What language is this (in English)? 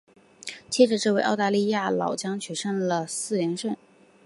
Chinese